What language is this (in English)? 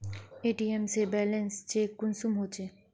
Magahi